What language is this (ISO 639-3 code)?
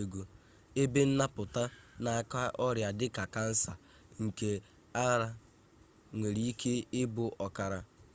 ibo